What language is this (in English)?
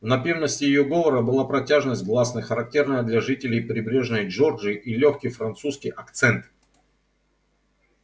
Russian